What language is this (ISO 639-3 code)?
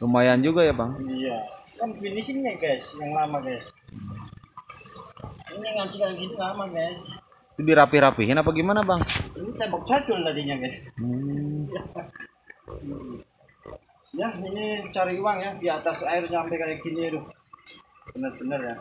ind